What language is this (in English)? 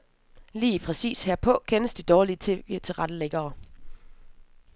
Danish